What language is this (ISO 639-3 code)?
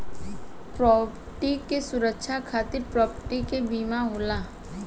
bho